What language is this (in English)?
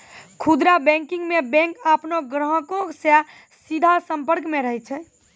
Maithili